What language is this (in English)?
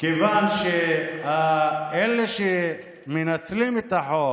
Hebrew